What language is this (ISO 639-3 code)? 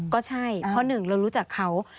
tha